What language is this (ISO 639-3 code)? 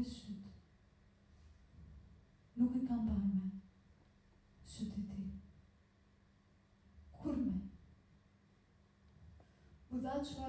ell